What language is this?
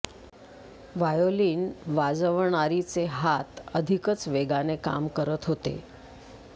Marathi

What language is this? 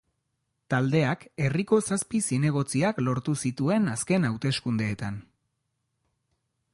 Basque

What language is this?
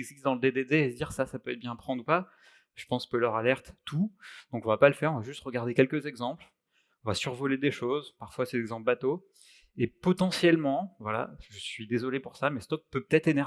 French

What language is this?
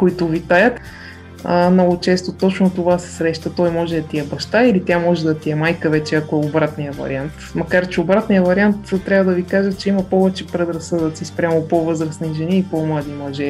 Bulgarian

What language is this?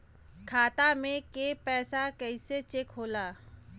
Bhojpuri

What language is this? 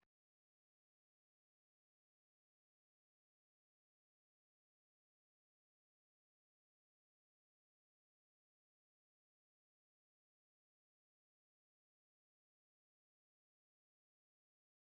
Somali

